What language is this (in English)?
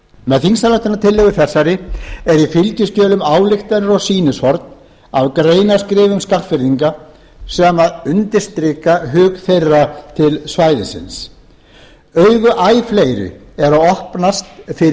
Icelandic